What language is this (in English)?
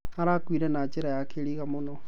Kikuyu